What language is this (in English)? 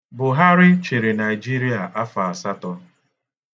Igbo